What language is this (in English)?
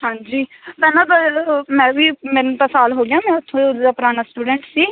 Punjabi